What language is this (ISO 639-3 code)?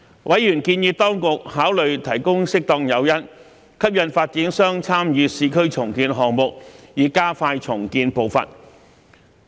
yue